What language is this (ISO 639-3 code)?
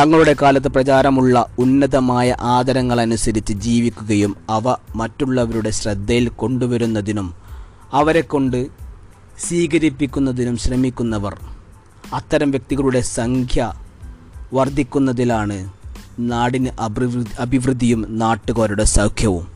mal